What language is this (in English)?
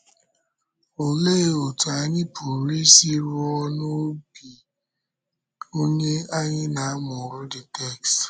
Igbo